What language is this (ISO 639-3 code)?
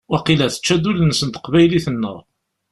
kab